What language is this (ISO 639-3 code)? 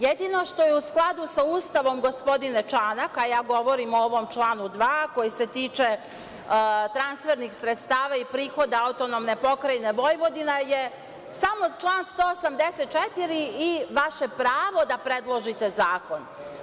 srp